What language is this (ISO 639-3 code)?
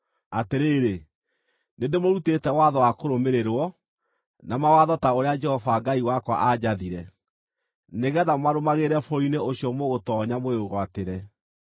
kik